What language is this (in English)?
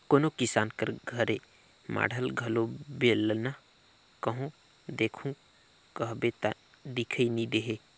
Chhattisgarhi